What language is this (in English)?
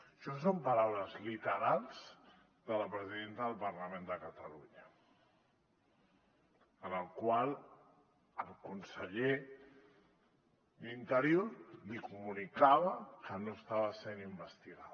Catalan